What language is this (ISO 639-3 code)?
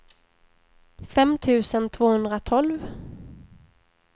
swe